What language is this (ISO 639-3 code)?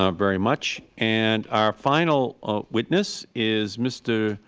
eng